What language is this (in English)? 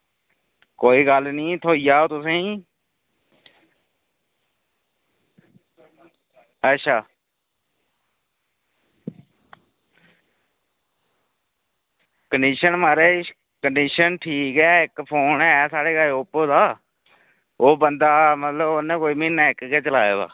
Dogri